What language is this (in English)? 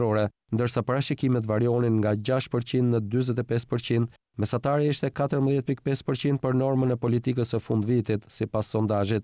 Romanian